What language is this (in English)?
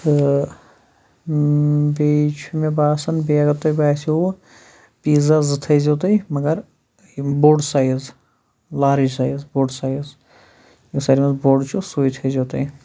Kashmiri